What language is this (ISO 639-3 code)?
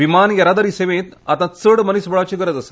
kok